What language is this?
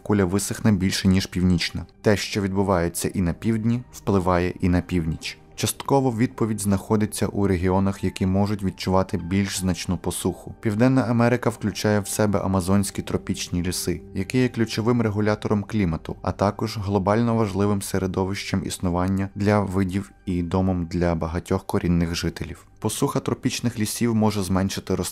Ukrainian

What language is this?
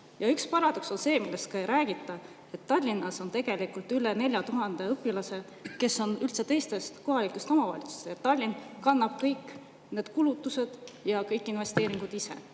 Estonian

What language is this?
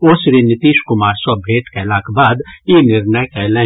Maithili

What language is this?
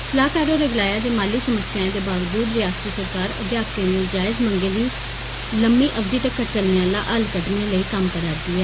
Dogri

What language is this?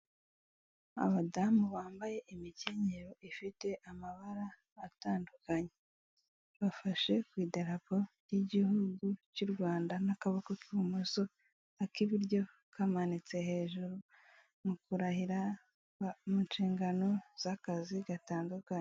Kinyarwanda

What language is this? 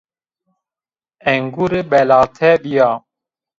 Zaza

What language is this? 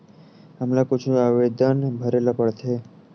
Chhattisgarhi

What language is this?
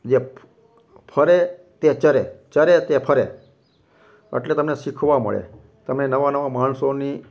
Gujarati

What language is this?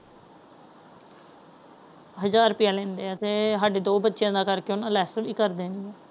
Punjabi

